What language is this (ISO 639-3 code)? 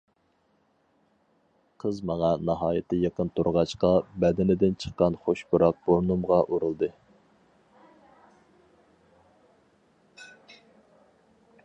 uig